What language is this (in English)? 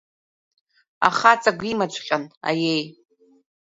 Abkhazian